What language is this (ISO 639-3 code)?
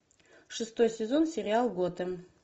rus